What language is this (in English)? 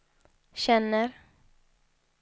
Swedish